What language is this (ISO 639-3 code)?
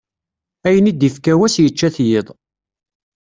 kab